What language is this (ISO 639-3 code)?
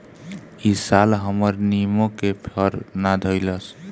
bho